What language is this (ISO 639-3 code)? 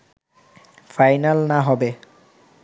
ben